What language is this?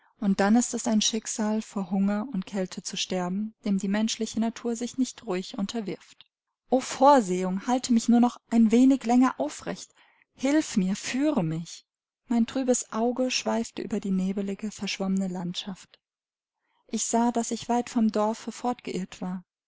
German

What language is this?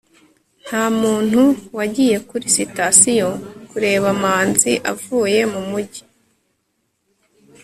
Kinyarwanda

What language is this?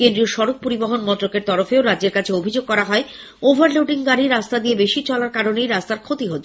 Bangla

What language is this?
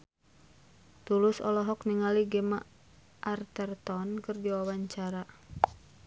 Sundanese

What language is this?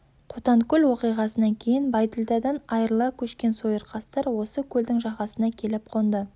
Kazakh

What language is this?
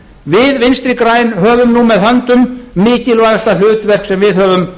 Icelandic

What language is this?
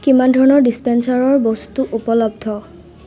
Assamese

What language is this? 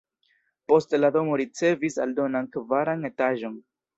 Esperanto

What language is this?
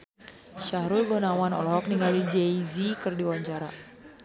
Sundanese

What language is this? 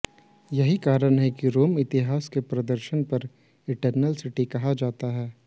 Hindi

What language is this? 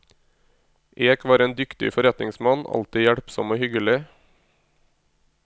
Norwegian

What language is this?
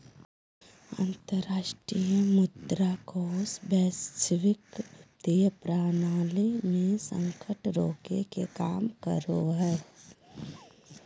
Magahi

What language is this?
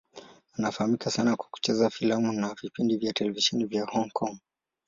Swahili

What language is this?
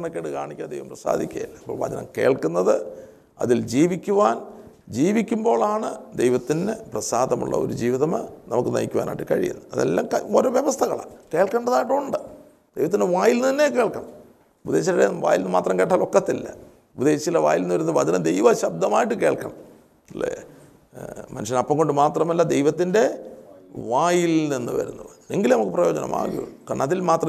Malayalam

